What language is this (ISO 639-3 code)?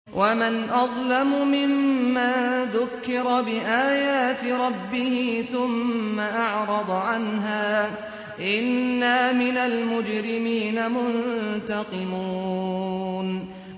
ara